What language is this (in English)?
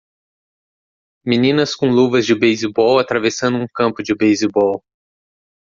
Portuguese